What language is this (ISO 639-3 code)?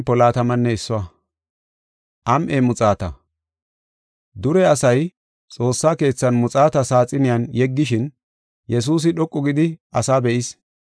gof